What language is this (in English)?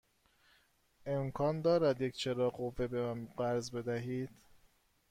Persian